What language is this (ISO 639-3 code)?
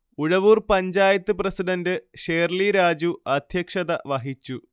mal